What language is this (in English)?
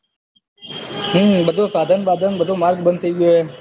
Gujarati